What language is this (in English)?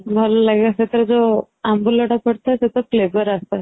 Odia